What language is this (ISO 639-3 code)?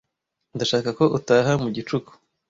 kin